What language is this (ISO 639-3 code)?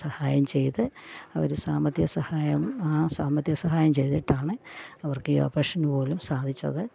mal